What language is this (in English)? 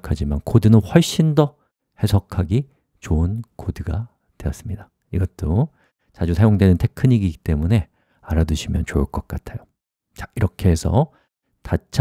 Korean